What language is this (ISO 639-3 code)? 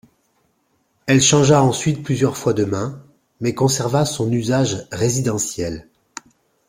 fra